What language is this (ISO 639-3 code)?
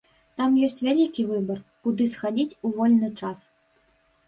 bel